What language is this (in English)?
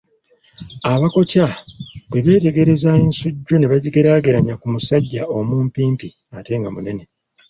Ganda